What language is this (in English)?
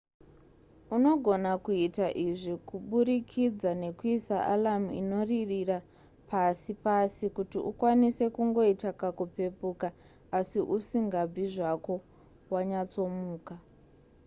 Shona